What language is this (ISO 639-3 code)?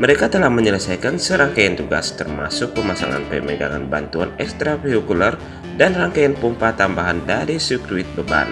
ind